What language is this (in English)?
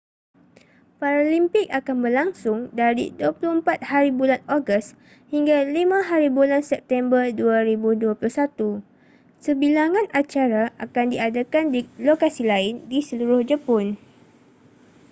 Malay